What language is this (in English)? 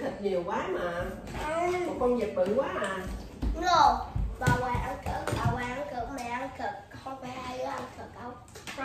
Vietnamese